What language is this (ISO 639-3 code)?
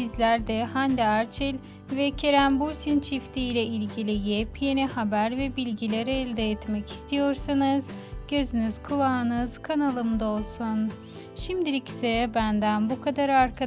tur